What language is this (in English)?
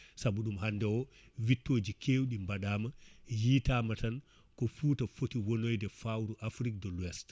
Fula